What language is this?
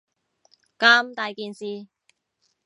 Cantonese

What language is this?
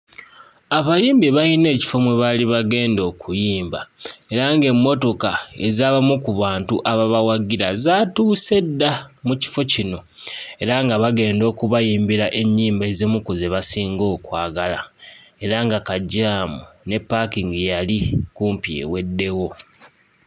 Ganda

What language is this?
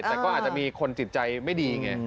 Thai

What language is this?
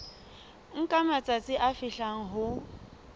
Southern Sotho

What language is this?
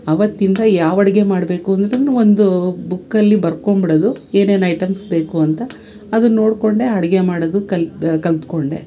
Kannada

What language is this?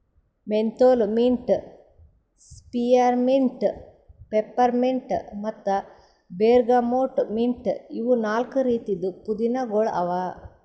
Kannada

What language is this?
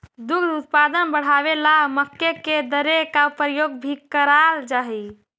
Magahi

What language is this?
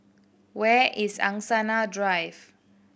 English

